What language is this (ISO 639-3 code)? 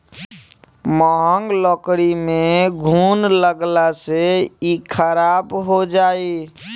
bho